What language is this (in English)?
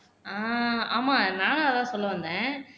Tamil